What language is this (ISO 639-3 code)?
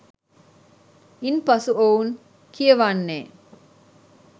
sin